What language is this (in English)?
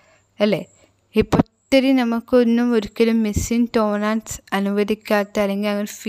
Malayalam